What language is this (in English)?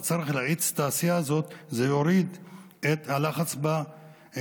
Hebrew